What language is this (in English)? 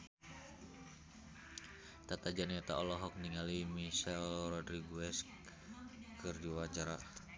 Sundanese